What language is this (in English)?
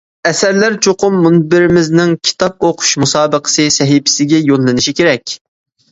Uyghur